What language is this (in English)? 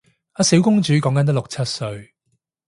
Cantonese